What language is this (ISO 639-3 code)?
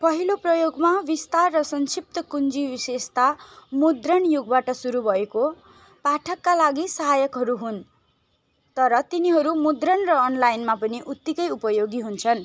nep